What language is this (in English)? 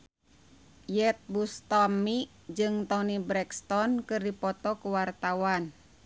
Sundanese